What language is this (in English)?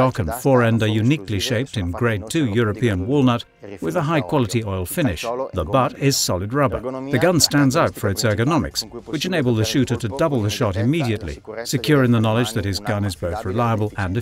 English